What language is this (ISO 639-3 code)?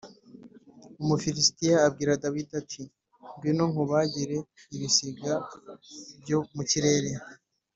kin